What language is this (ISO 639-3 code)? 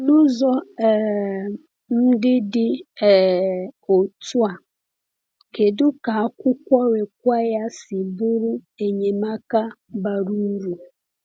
ibo